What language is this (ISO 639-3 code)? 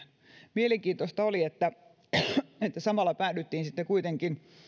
fin